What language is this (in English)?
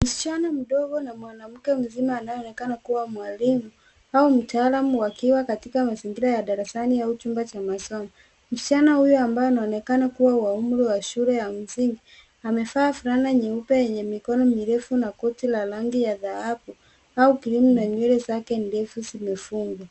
Swahili